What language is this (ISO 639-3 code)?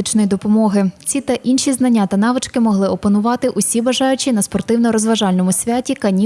ukr